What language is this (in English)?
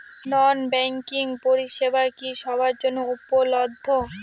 Bangla